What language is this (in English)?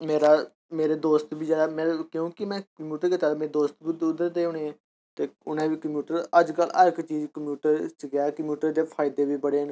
Dogri